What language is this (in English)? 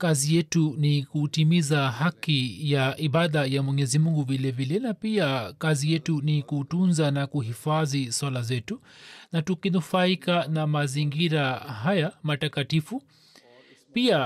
Swahili